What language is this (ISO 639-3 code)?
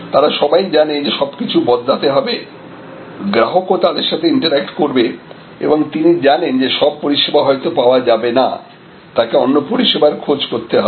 ben